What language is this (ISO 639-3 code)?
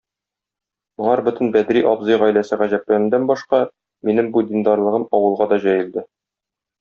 tat